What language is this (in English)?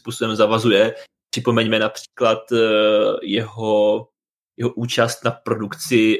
Czech